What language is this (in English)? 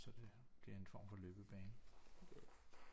Danish